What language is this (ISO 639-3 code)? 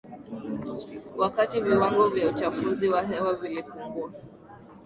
swa